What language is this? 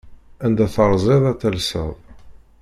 Kabyle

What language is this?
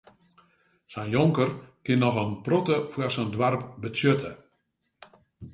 Western Frisian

